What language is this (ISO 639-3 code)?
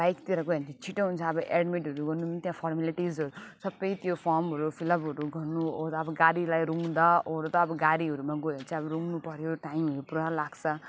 nep